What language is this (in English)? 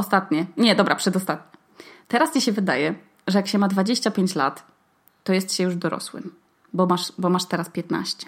Polish